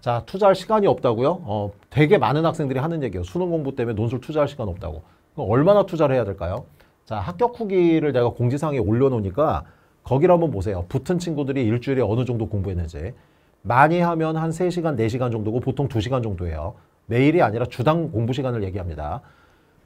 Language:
Korean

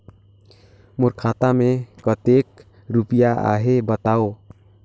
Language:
Chhattisgarhi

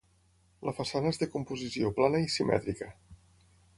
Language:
Catalan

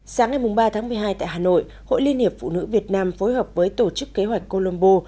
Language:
Vietnamese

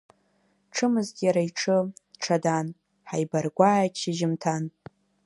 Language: Abkhazian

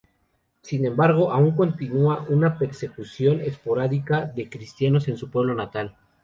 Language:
Spanish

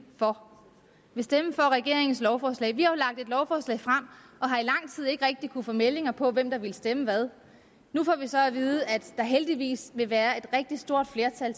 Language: Danish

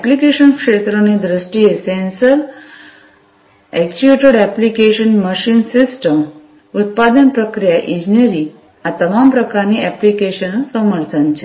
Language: Gujarati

